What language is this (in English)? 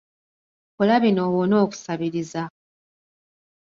Ganda